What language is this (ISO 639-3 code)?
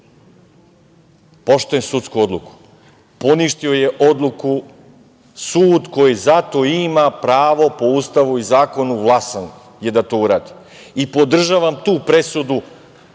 srp